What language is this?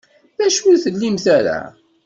Kabyle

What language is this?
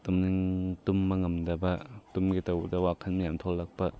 Manipuri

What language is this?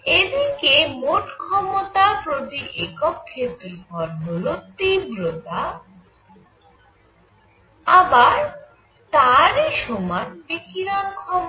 Bangla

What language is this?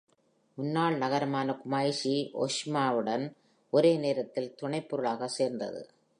Tamil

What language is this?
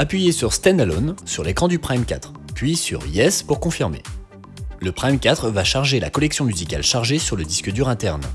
French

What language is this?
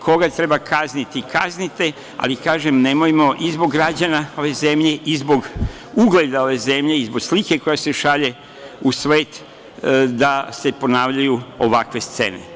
Serbian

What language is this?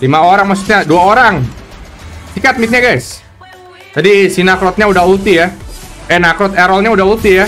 Indonesian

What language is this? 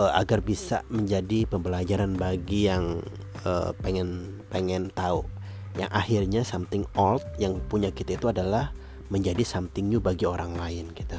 Indonesian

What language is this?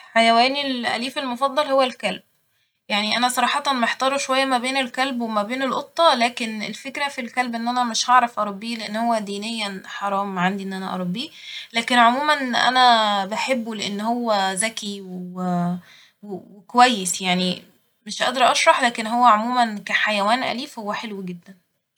Egyptian Arabic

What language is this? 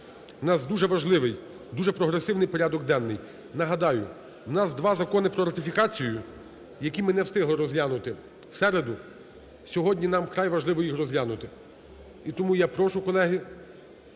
Ukrainian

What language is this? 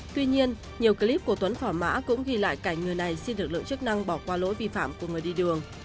Vietnamese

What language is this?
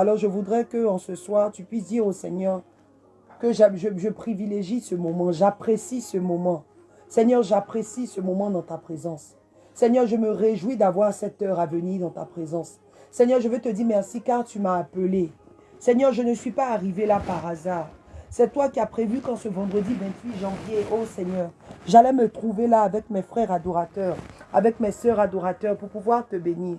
French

